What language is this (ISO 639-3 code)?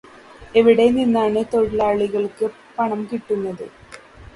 mal